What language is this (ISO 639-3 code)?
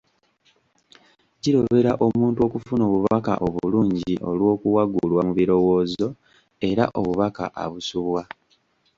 lug